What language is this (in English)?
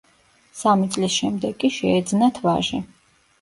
Georgian